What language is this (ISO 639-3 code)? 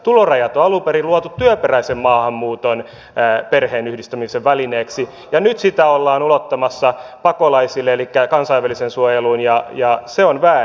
fin